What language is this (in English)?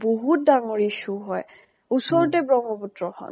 Assamese